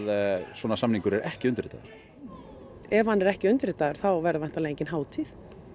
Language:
Icelandic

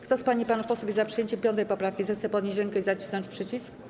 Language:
Polish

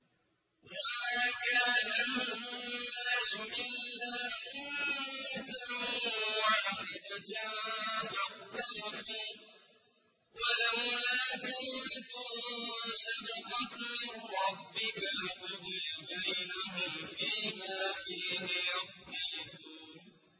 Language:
Arabic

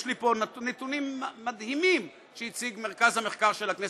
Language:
Hebrew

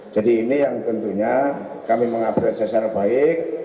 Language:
Indonesian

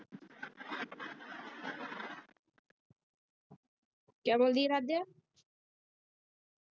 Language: Punjabi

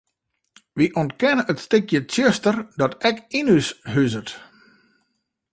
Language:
Western Frisian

